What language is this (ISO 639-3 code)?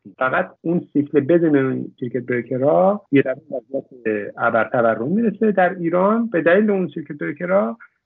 fas